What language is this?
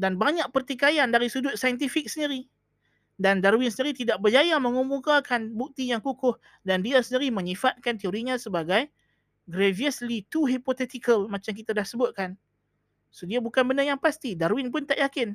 Malay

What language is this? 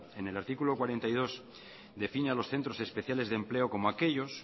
Spanish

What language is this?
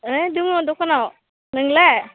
Bodo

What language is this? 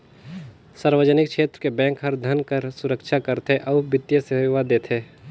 Chhattisgarhi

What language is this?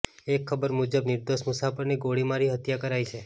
Gujarati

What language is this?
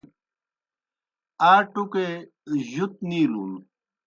Kohistani Shina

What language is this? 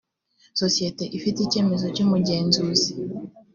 Kinyarwanda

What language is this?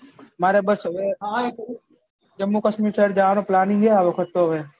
Gujarati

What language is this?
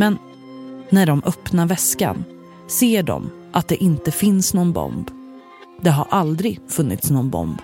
Swedish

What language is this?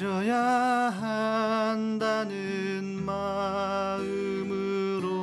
Korean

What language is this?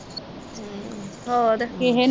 Punjabi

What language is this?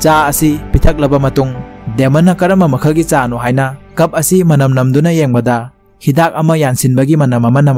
Thai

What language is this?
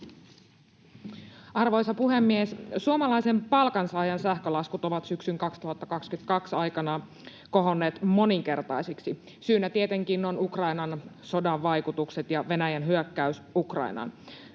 Finnish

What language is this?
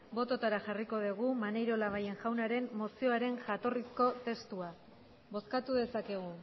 Basque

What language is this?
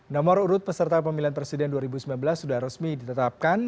Indonesian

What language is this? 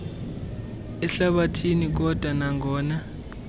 Xhosa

